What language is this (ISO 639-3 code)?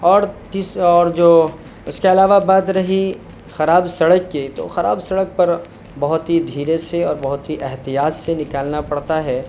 urd